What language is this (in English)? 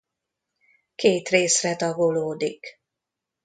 Hungarian